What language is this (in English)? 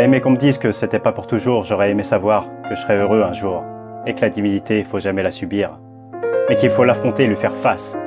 French